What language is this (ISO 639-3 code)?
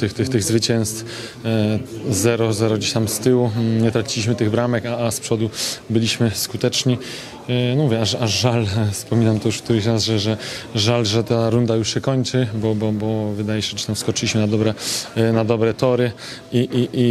pol